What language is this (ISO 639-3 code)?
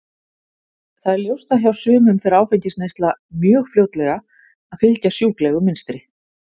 isl